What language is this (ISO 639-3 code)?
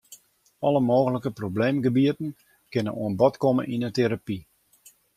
fry